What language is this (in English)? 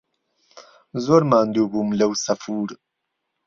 Central Kurdish